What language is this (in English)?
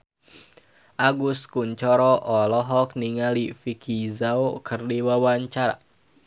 Sundanese